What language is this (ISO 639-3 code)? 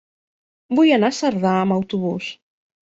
cat